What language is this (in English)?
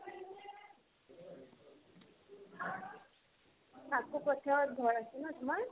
Assamese